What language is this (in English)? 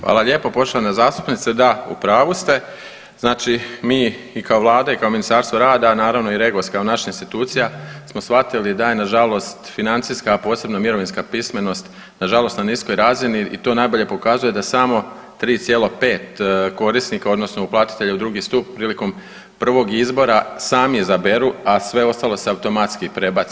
Croatian